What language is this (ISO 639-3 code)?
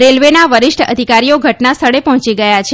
guj